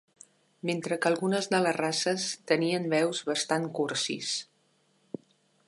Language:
Catalan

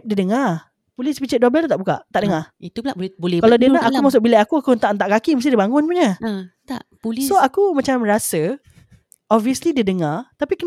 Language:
Malay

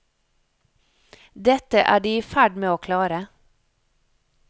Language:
Norwegian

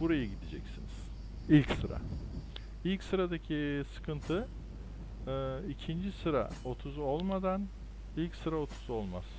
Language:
Turkish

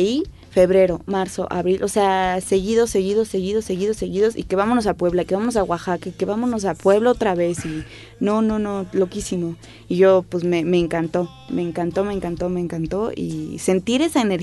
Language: Spanish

